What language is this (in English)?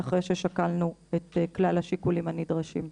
Hebrew